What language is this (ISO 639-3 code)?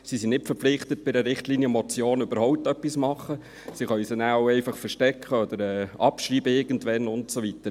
gsw